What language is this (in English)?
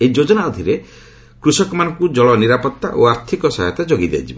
Odia